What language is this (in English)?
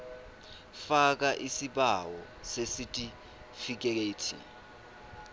Swati